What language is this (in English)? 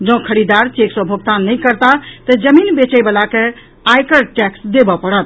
Maithili